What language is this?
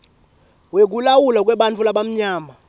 Swati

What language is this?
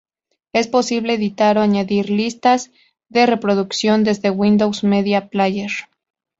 Spanish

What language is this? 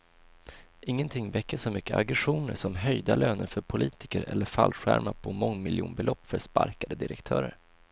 Swedish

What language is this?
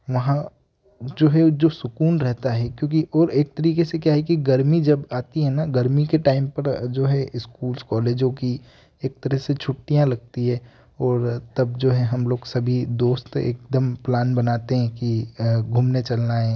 Hindi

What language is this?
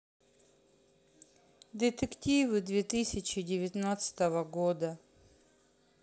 Russian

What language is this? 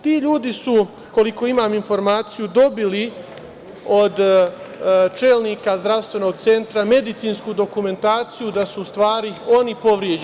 Serbian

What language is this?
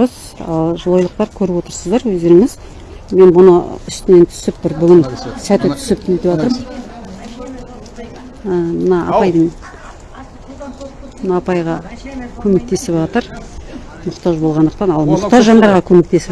Turkish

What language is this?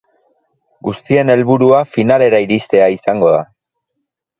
Basque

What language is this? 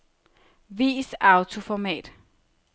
Danish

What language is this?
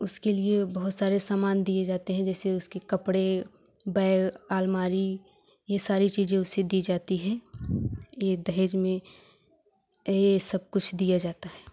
Hindi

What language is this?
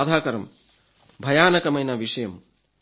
Telugu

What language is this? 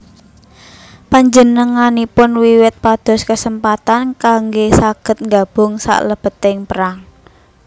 Javanese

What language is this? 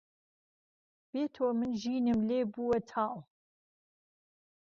Central Kurdish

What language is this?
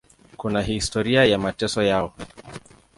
Swahili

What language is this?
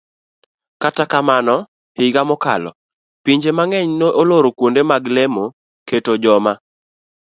Luo (Kenya and Tanzania)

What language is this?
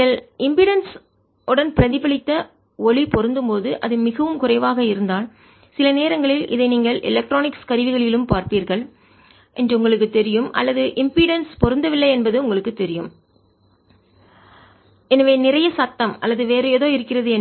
Tamil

